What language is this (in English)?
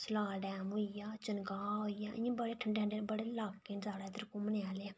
Dogri